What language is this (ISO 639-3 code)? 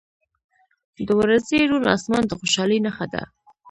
pus